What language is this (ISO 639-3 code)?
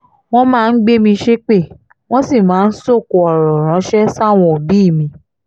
yor